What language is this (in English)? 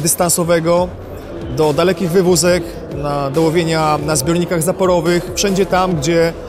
Polish